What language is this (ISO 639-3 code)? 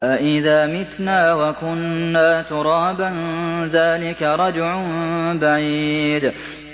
ara